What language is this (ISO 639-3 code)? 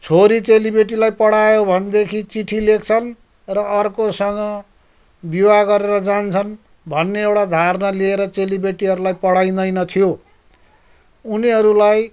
nep